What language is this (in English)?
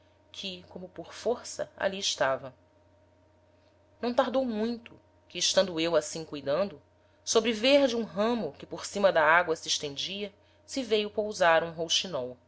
Portuguese